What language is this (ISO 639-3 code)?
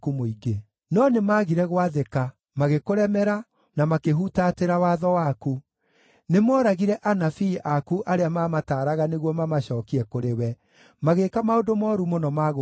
kik